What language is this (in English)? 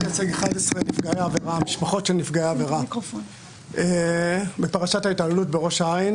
Hebrew